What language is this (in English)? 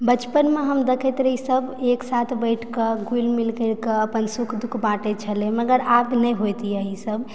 Maithili